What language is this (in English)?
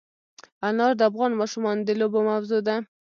Pashto